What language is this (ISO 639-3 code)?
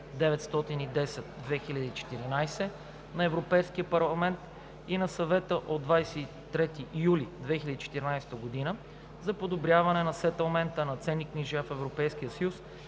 bul